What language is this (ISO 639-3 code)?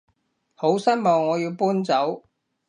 yue